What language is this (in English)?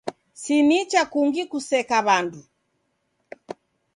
Taita